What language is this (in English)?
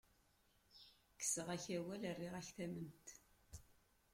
Kabyle